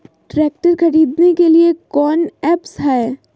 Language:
Magahi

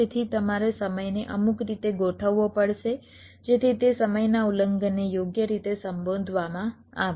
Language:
Gujarati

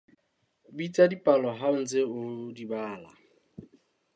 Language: Southern Sotho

